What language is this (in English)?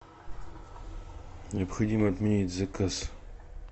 Russian